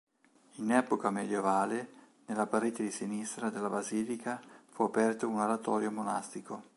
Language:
Italian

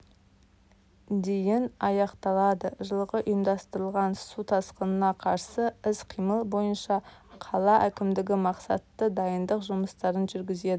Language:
Kazakh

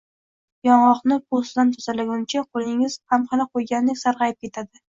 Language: Uzbek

